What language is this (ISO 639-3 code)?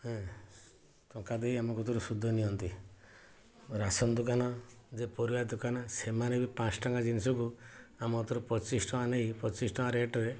ori